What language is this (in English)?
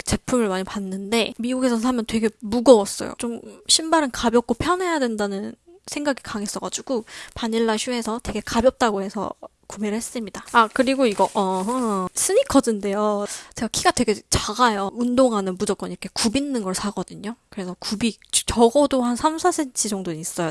Korean